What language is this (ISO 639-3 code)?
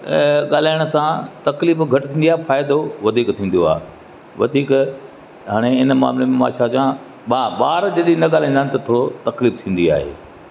snd